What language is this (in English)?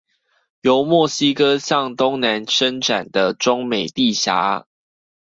Chinese